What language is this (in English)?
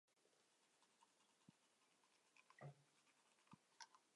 Chinese